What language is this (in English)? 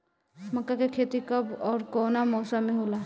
Bhojpuri